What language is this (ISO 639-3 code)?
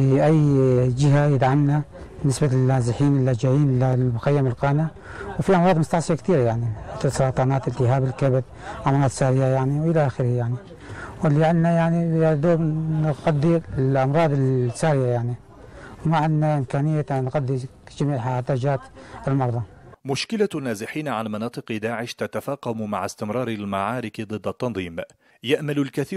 ara